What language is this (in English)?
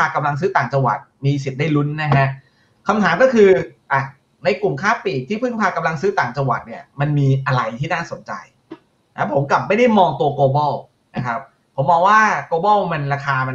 Thai